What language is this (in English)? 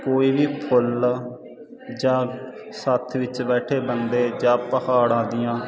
Punjabi